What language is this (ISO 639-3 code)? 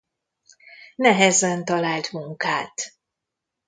hun